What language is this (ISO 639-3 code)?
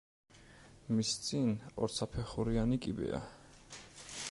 kat